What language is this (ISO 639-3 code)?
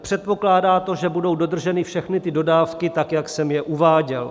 ces